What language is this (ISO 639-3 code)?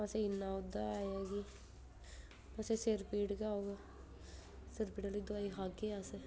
doi